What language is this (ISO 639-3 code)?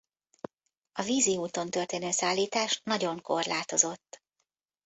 hun